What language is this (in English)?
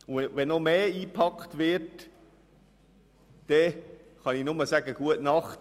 Swiss German